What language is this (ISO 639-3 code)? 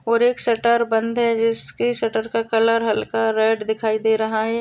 mwr